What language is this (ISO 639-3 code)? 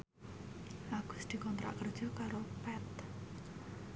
jav